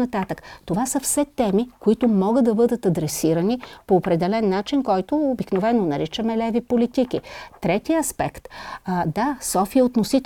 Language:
Bulgarian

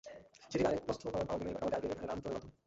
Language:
Bangla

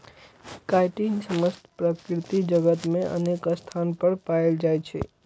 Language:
Maithili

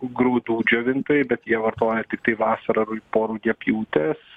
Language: Lithuanian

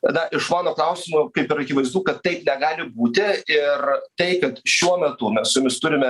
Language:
Lithuanian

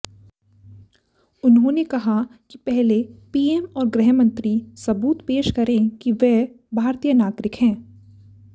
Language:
Hindi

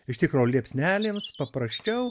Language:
Lithuanian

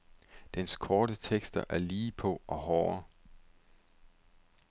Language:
Danish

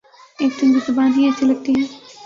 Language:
Urdu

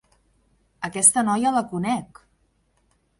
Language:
Catalan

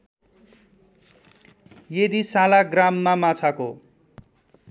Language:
Nepali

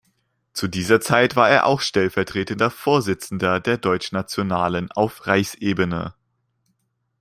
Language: German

